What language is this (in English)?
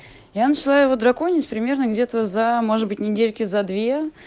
Russian